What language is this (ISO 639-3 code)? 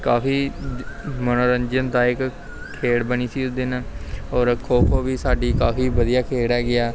pan